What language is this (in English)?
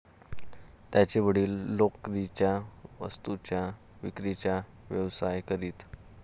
Marathi